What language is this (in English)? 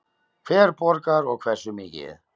Icelandic